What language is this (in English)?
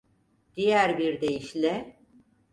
Turkish